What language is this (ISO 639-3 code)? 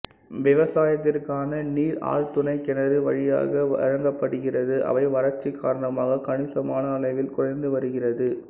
tam